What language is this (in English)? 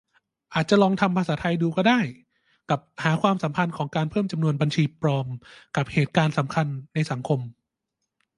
Thai